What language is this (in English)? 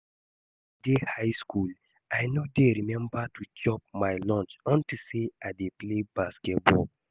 Nigerian Pidgin